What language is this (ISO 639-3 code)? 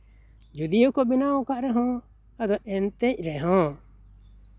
sat